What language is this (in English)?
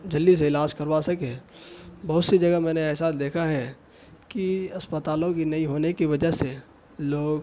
Urdu